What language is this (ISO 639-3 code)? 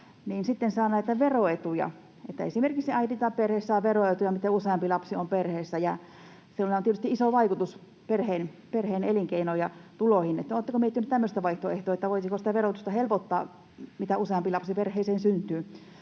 fin